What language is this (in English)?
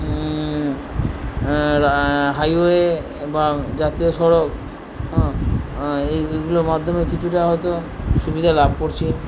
Bangla